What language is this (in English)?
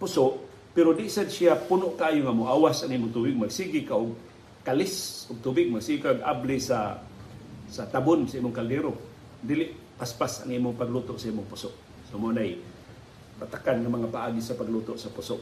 Filipino